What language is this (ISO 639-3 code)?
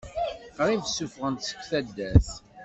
kab